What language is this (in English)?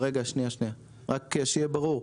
Hebrew